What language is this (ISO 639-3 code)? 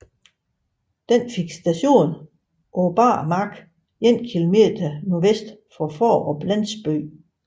dan